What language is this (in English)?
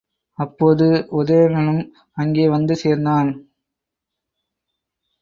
Tamil